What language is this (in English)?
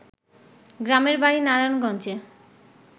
Bangla